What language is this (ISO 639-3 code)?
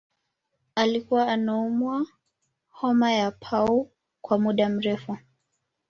swa